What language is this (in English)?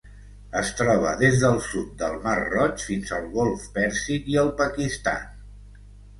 Catalan